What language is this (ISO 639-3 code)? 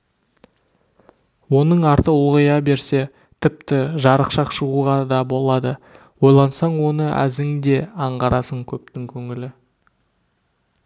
kaz